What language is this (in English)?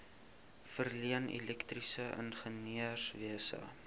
Afrikaans